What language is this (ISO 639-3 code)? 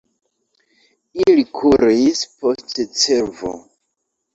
epo